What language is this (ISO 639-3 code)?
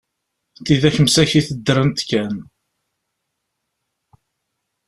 kab